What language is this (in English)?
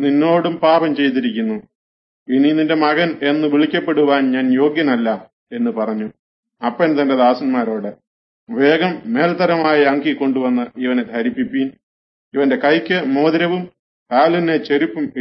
Arabic